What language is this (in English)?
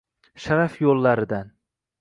Uzbek